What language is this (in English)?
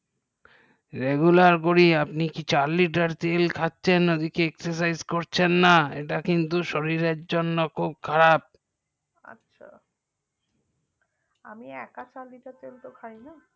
Bangla